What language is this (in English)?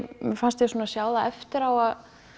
Icelandic